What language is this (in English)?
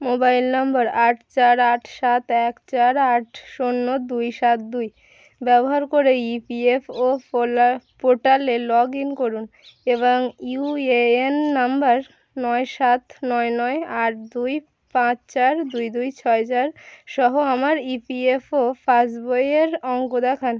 Bangla